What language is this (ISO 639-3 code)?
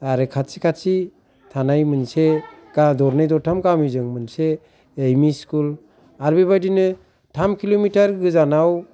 brx